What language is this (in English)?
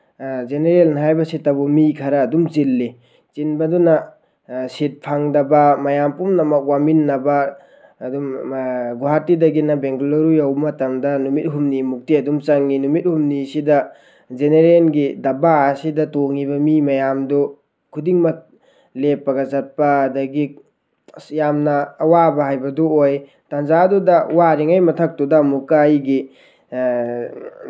Manipuri